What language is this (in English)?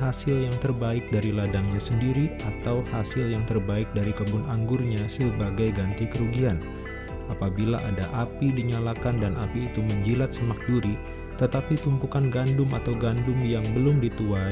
Indonesian